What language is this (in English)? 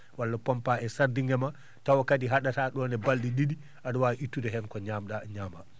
Fula